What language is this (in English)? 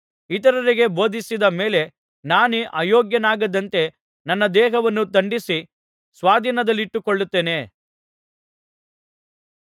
Kannada